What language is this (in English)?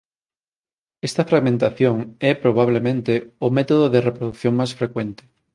Galician